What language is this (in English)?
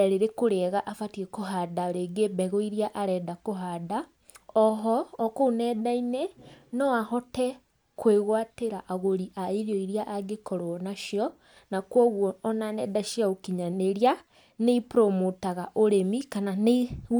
Kikuyu